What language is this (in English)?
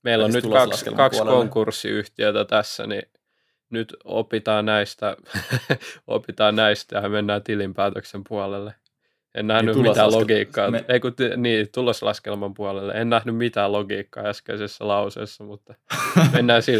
Finnish